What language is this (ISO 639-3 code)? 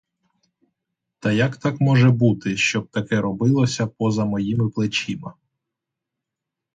ukr